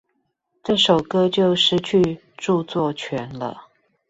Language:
Chinese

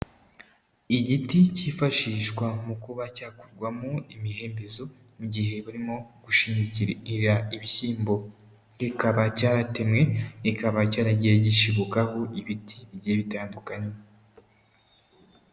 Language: Kinyarwanda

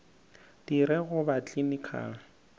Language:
Northern Sotho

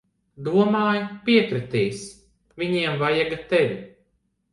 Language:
Latvian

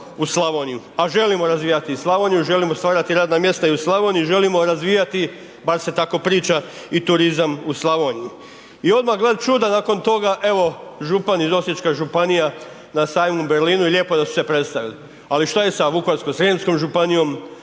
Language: Croatian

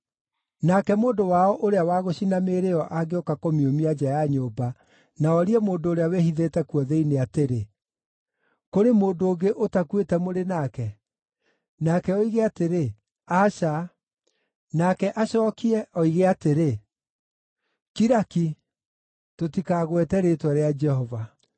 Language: Kikuyu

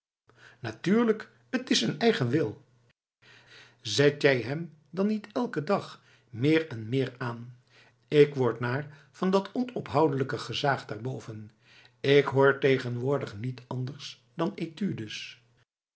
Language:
Dutch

